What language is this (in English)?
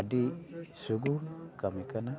Santali